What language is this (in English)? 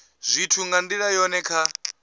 Venda